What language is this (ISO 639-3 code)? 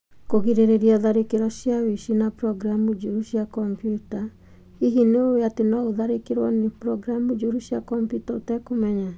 kik